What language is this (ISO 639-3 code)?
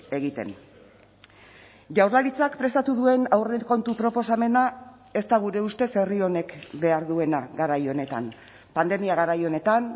eus